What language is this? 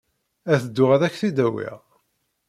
Kabyle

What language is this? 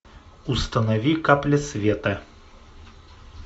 Russian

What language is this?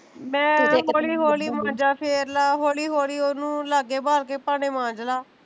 Punjabi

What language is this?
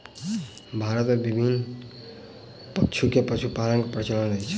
Maithili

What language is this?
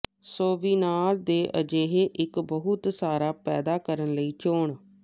Punjabi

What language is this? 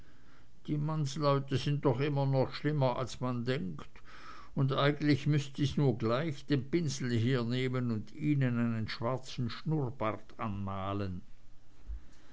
German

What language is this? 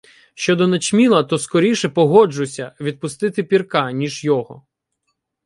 Ukrainian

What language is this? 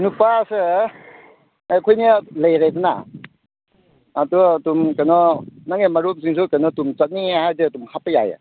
Manipuri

